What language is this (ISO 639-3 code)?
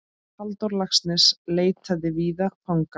isl